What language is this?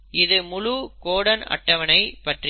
Tamil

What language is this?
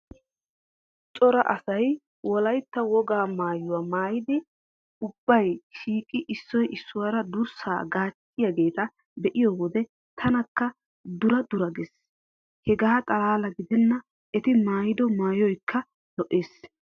Wolaytta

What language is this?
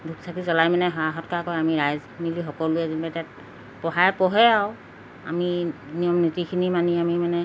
Assamese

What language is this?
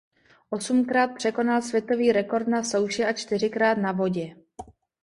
Czech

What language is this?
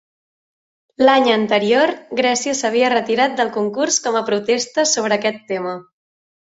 Catalan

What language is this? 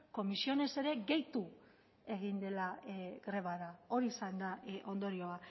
Basque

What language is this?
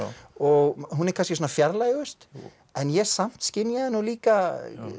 Icelandic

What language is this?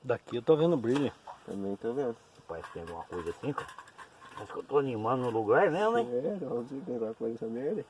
Portuguese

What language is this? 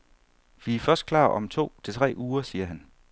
Danish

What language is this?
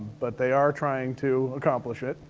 English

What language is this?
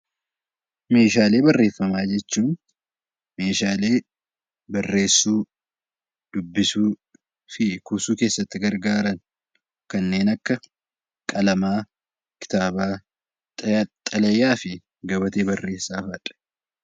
Oromo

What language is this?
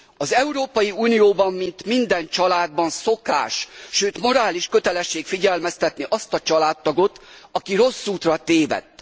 Hungarian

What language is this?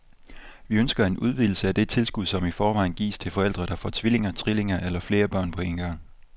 Danish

